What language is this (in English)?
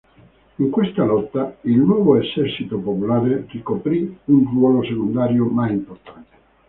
Italian